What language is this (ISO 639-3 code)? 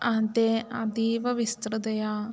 san